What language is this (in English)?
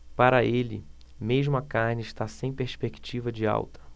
Portuguese